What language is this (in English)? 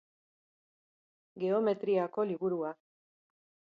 Basque